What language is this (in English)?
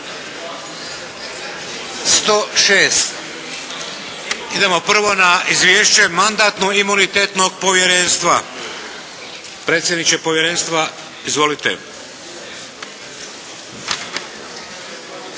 Croatian